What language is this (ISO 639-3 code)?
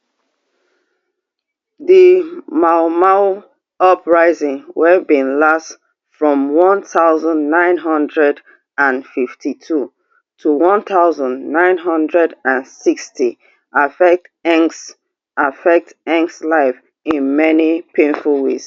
pcm